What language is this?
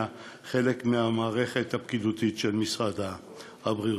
Hebrew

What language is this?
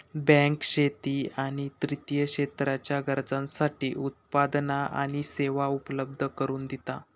Marathi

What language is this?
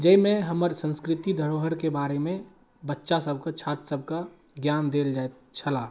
Maithili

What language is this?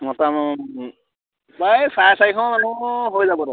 Assamese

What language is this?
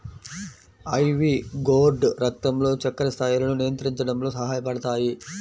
Telugu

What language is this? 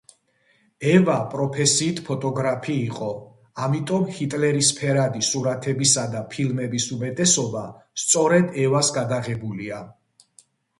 Georgian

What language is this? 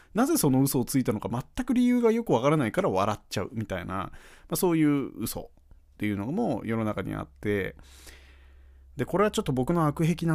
Japanese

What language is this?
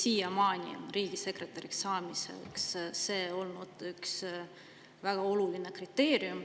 Estonian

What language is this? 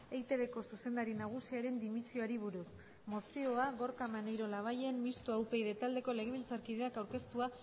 Basque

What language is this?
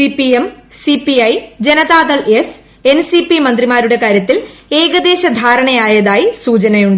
Malayalam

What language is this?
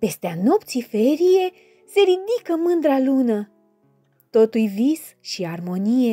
Romanian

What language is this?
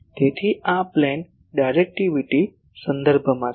Gujarati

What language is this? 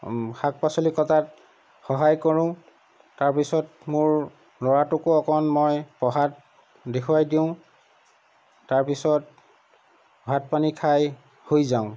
Assamese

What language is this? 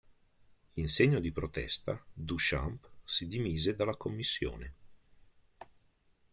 Italian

